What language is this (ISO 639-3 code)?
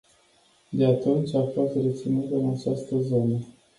ron